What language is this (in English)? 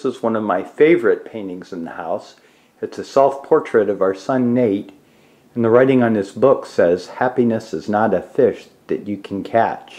English